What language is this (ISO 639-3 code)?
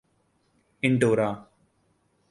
urd